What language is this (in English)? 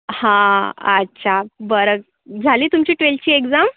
Marathi